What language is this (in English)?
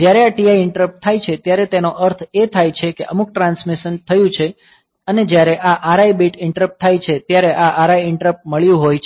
Gujarati